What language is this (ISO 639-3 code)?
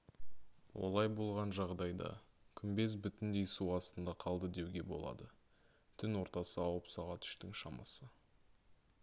kaz